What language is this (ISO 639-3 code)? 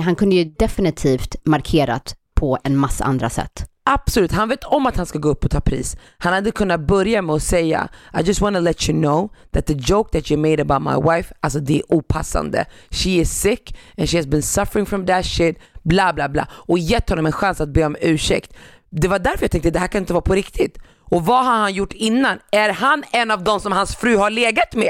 swe